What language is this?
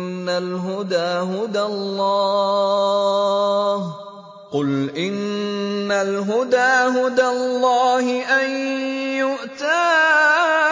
Arabic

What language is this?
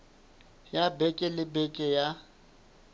Southern Sotho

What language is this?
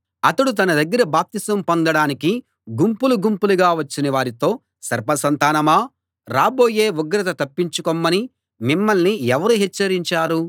Telugu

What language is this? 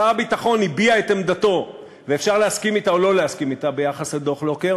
Hebrew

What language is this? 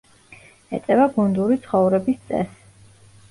Georgian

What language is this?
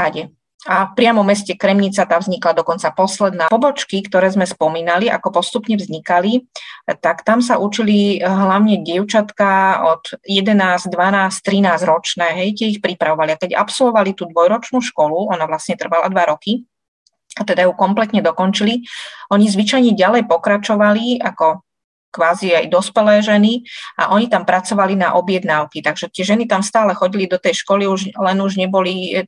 Slovak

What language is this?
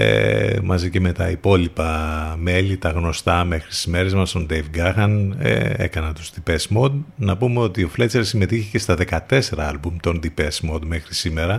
Greek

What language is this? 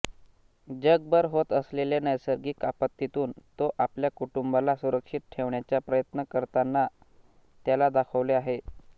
Marathi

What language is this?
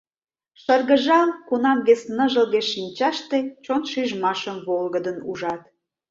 Mari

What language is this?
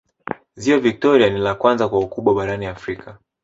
Swahili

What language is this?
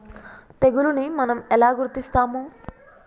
Telugu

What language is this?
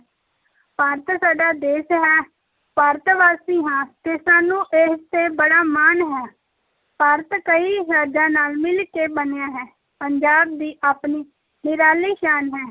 Punjabi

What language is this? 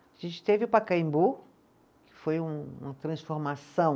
Portuguese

